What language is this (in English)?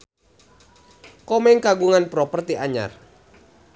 Sundanese